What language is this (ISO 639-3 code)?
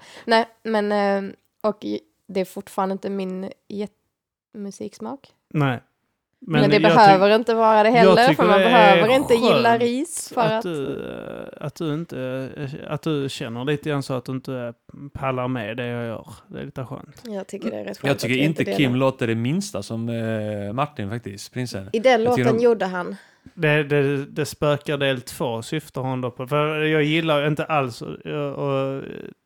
swe